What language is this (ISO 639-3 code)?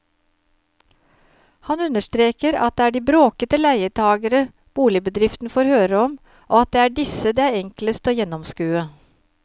nor